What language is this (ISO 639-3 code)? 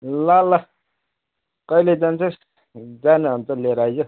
nep